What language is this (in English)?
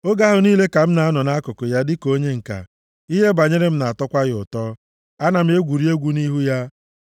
Igbo